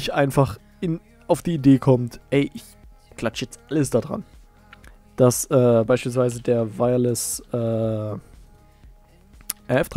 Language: German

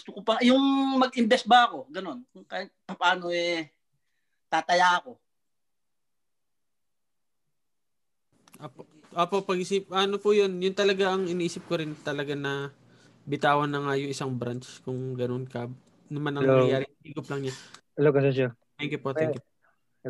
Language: Filipino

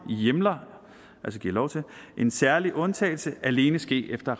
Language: Danish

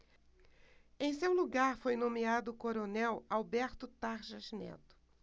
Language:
Portuguese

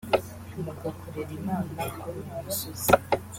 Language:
Kinyarwanda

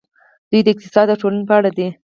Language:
Pashto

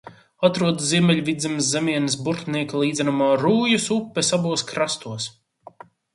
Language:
Latvian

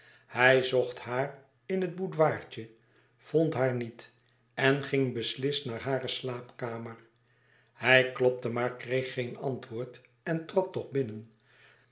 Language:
Dutch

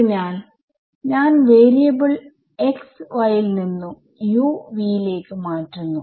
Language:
Malayalam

